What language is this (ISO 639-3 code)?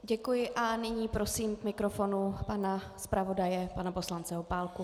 ces